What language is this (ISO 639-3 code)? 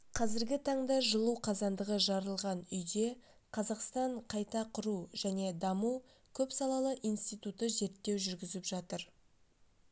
kaz